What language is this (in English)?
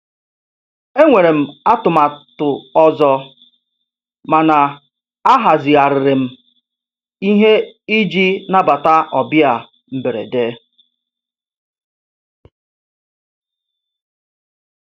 Igbo